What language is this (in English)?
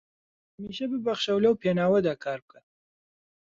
Central Kurdish